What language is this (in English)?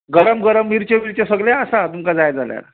Konkani